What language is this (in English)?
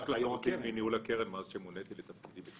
Hebrew